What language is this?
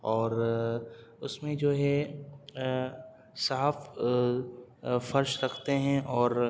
Urdu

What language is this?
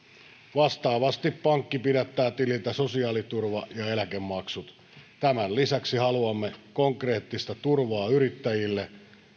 Finnish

